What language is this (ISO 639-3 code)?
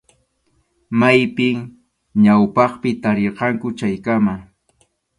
qxu